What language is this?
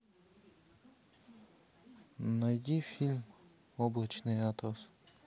Russian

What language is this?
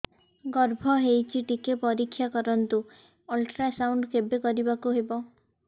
Odia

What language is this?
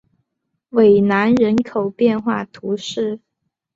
Chinese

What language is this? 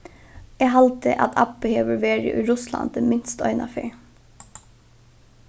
Faroese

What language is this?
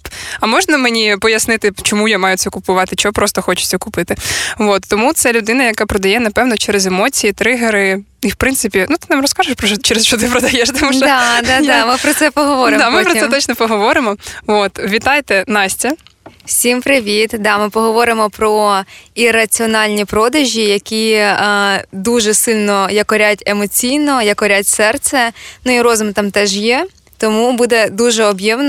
Ukrainian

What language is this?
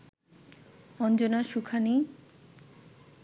Bangla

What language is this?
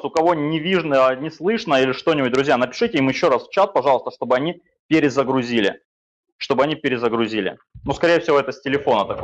Russian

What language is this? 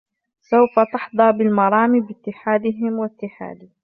Arabic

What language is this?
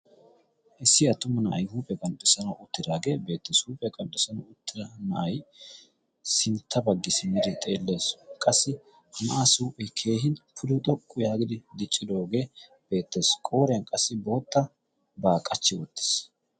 Wolaytta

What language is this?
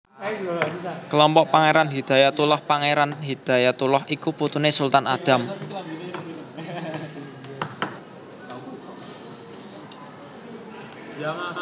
Javanese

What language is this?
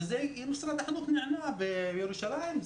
Hebrew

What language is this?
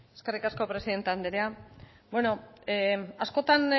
Basque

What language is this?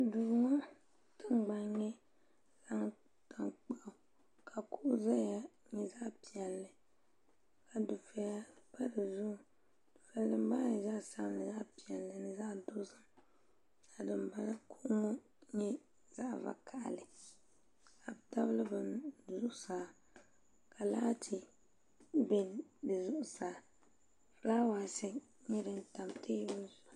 Dagbani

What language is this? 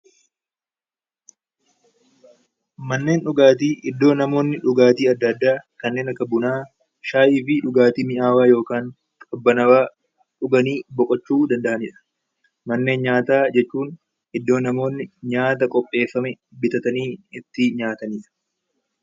Oromo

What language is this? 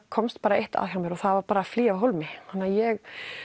Icelandic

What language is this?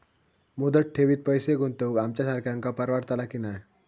Marathi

